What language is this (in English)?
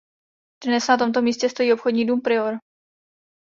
Czech